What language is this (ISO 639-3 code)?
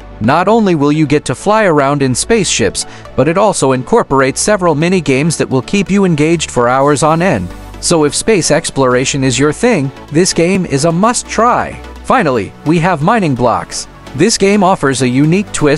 eng